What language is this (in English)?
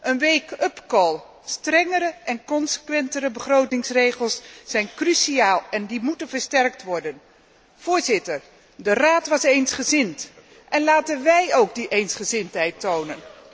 Dutch